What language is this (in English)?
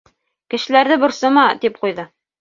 Bashkir